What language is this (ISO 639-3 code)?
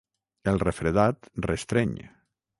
cat